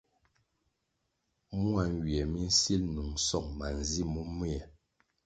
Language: Kwasio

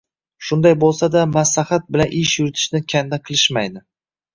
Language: Uzbek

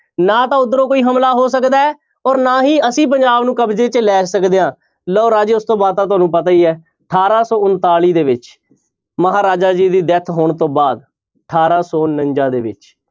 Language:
Punjabi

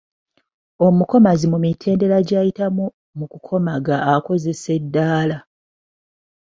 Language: Ganda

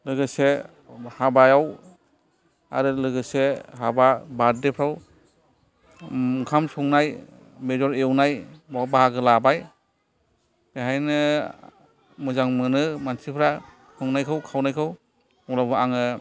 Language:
Bodo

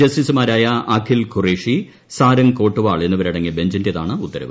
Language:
Malayalam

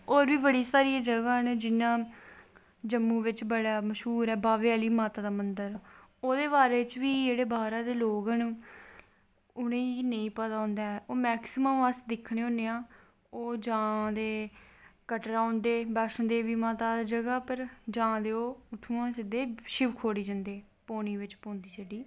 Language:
Dogri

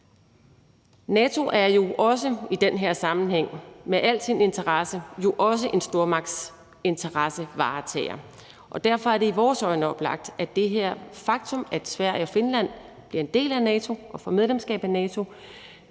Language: Danish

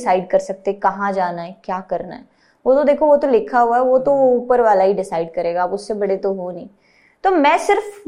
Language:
Hindi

